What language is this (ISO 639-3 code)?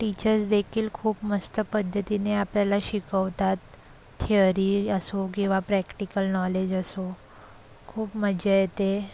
mar